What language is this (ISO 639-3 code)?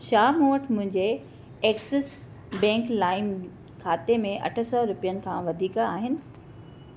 snd